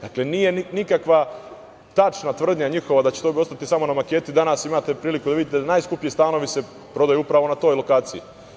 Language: Serbian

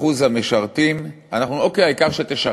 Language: Hebrew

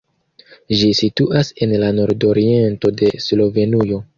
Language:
Esperanto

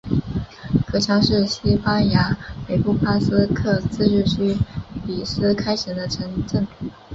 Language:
Chinese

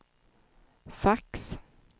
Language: Swedish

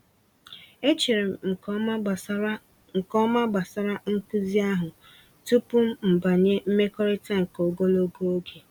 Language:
Igbo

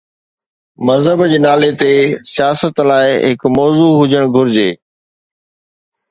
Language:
Sindhi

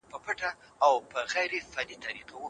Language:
Pashto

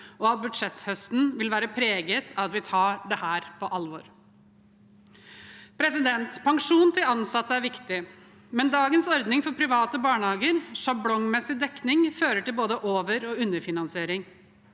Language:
Norwegian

